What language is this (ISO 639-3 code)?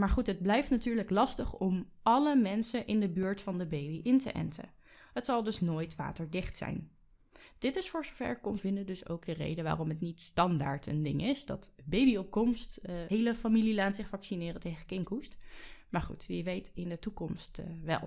nld